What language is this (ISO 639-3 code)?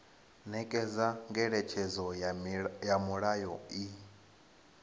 ven